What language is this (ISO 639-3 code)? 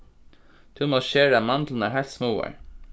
fao